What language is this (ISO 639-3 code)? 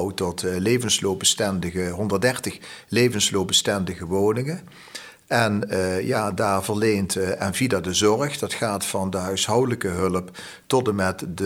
nld